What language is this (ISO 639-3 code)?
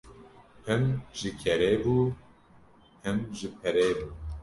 kur